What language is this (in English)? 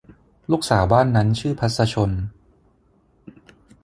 Thai